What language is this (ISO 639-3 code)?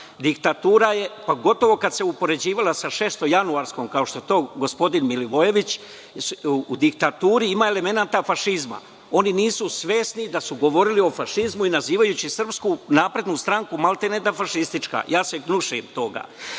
srp